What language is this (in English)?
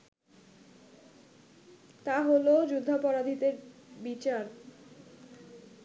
Bangla